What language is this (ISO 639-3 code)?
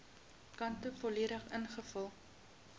afr